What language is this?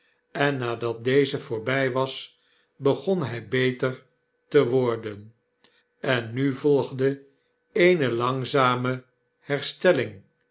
Dutch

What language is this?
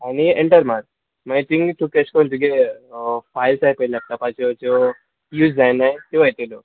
Konkani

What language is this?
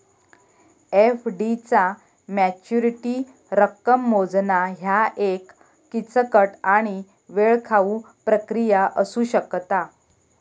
Marathi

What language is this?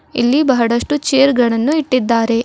Kannada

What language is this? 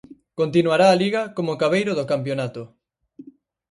Galician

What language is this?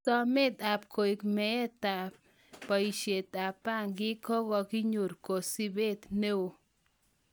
Kalenjin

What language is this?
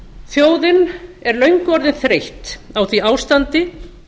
Icelandic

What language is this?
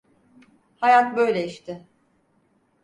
Turkish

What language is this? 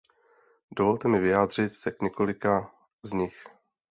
Czech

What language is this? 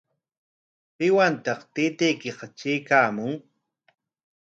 Corongo Ancash Quechua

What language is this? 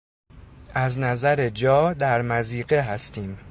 Persian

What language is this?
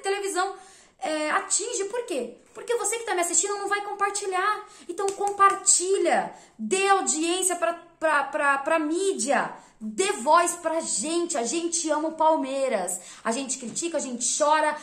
Portuguese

